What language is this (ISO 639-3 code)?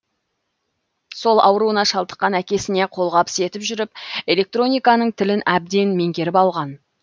kaz